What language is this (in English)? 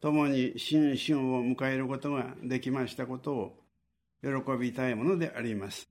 Japanese